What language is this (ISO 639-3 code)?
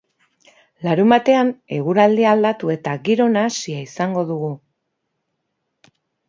eus